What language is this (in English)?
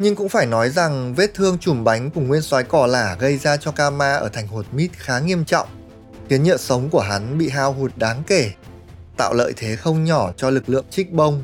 Vietnamese